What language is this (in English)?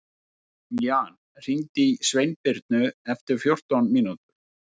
Icelandic